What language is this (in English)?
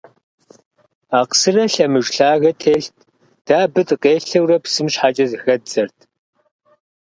Kabardian